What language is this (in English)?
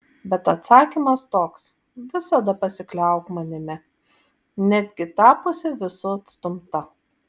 Lithuanian